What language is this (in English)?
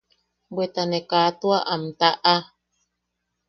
Yaqui